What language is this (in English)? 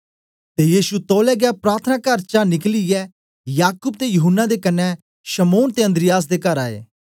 Dogri